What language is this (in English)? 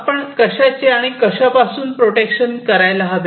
Marathi